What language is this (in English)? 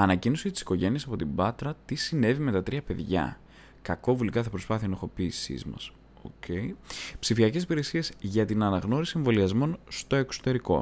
Greek